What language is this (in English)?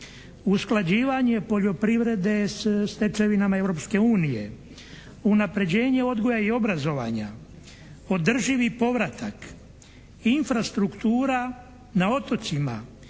Croatian